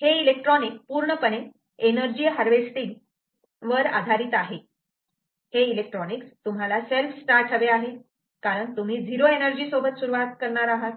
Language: Marathi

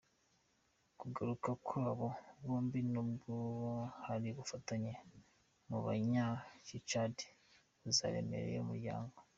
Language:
Kinyarwanda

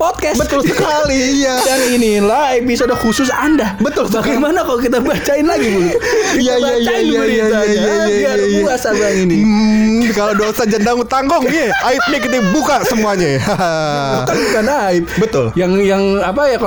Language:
Indonesian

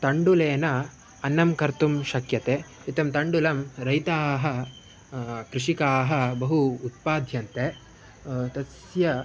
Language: Sanskrit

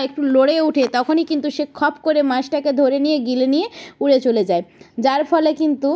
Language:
Bangla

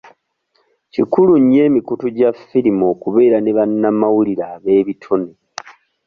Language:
Ganda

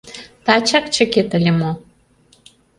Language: Mari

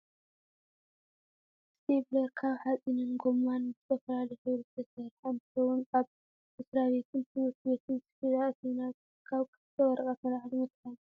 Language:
Tigrinya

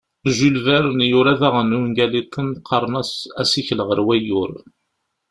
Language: Kabyle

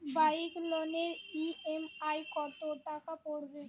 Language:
Bangla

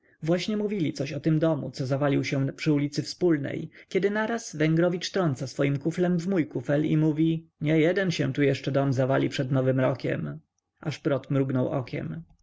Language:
Polish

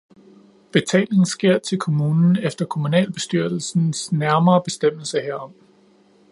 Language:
Danish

